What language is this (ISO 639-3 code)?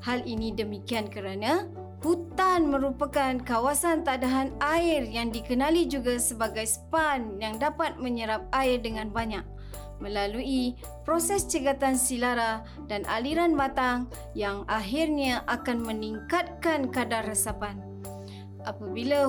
msa